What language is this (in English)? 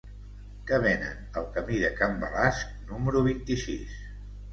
Catalan